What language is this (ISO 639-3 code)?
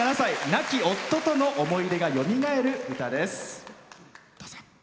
jpn